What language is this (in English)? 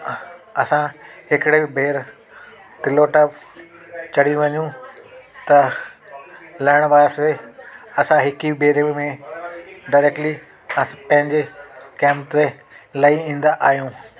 Sindhi